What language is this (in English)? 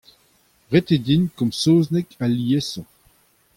Breton